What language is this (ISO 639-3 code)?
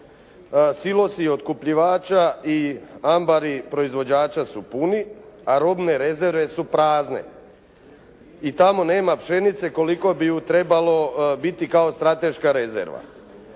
hrv